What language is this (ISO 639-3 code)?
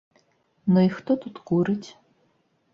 bel